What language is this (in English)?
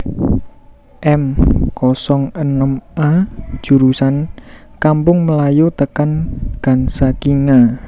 Javanese